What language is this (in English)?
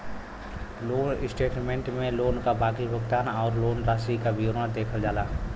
Bhojpuri